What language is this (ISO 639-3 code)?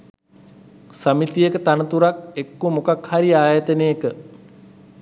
sin